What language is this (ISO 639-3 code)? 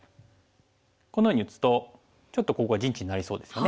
jpn